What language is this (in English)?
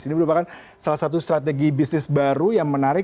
Indonesian